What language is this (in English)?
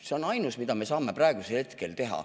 Estonian